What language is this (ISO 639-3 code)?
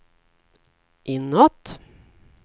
swe